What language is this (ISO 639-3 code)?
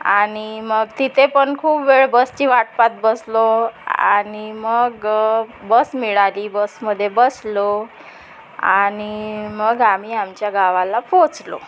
mar